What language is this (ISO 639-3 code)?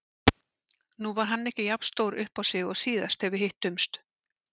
isl